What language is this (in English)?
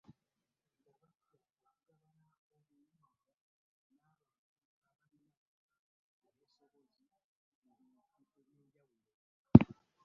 Ganda